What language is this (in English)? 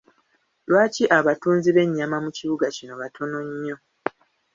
Ganda